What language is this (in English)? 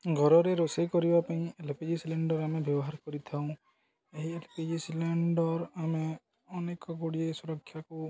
Odia